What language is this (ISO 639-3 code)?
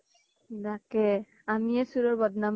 asm